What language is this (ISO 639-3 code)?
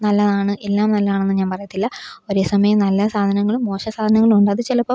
mal